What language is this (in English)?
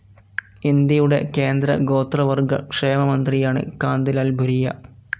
Malayalam